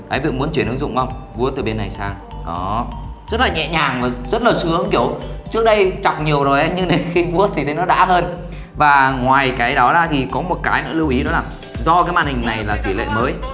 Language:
Vietnamese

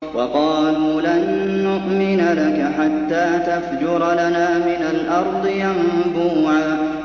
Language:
Arabic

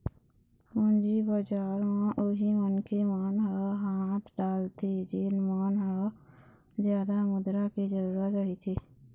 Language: Chhattisgarhi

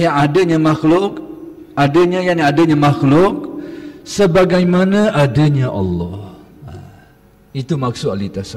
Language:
Malay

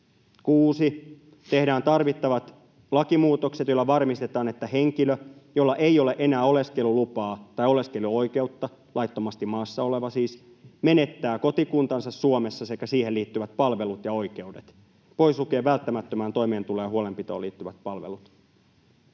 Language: Finnish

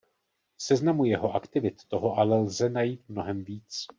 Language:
Czech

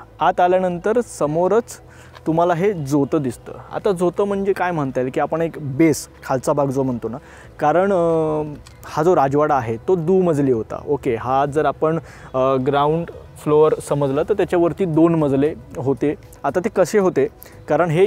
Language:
Hindi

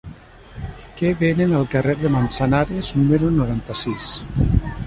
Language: Catalan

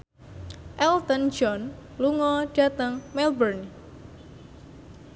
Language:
Javanese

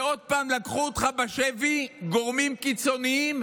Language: Hebrew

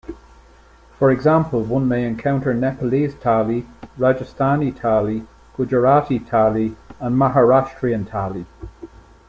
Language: English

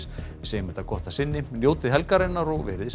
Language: Icelandic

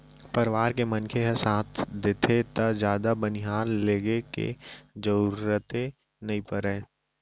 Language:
Chhattisgarhi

